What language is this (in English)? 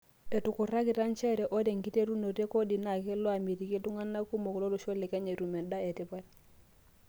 Masai